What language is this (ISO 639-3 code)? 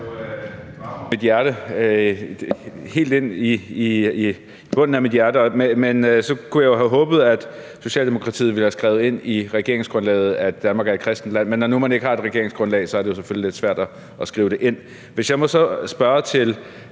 dan